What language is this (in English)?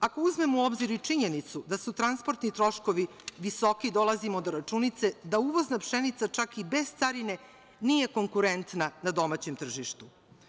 Serbian